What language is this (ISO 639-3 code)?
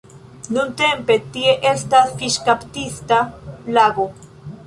epo